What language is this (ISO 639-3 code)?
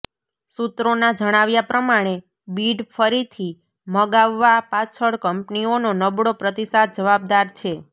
guj